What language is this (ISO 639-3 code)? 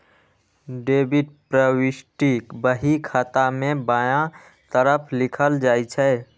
mai